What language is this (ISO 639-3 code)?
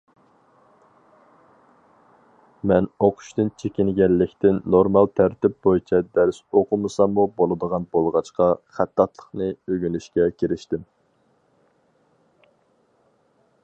uig